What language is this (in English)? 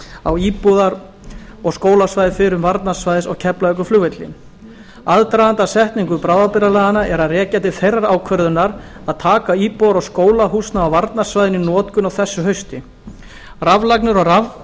Icelandic